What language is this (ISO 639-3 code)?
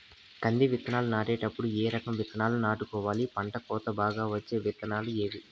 tel